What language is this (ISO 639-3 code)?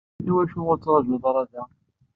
kab